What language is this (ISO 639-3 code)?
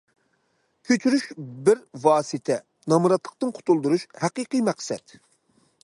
uig